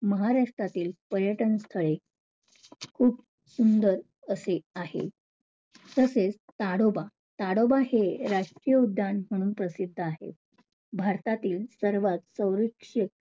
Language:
Marathi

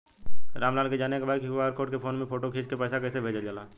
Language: Bhojpuri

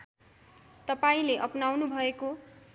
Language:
Nepali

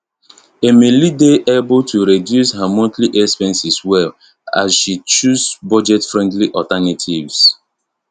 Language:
Nigerian Pidgin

